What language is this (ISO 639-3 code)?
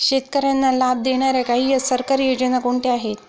mar